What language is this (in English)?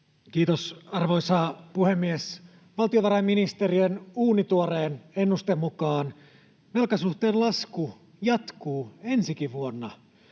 Finnish